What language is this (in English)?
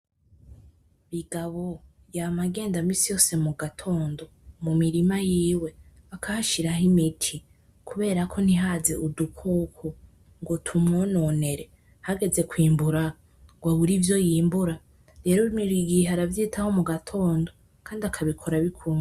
Rundi